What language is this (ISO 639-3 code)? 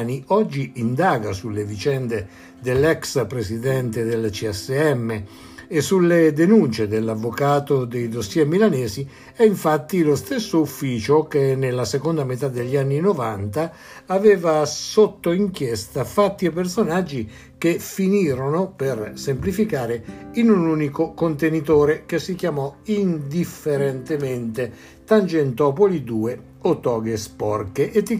ita